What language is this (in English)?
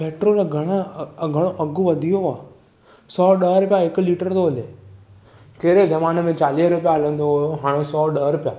Sindhi